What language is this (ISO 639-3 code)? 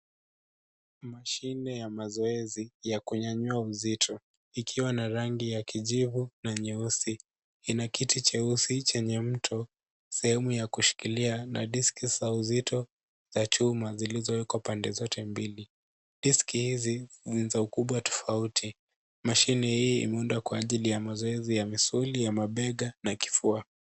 swa